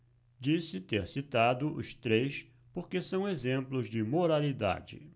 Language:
Portuguese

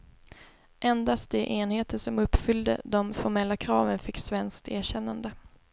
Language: Swedish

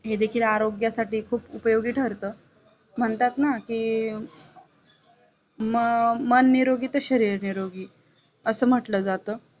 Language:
Marathi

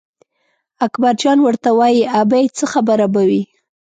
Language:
Pashto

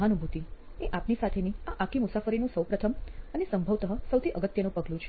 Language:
Gujarati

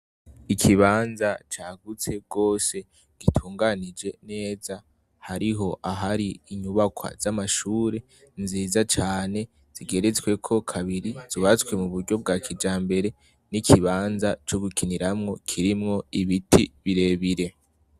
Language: Rundi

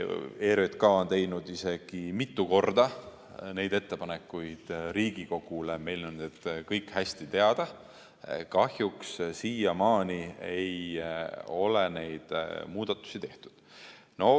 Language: Estonian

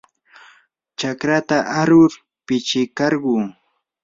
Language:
Yanahuanca Pasco Quechua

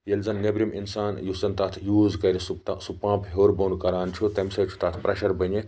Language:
Kashmiri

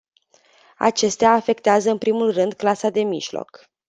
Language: Romanian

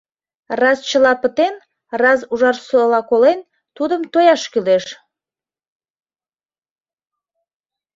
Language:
Mari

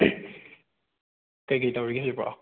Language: Manipuri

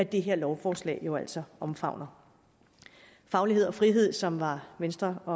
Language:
Danish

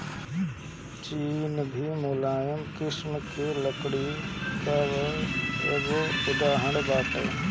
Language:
Bhojpuri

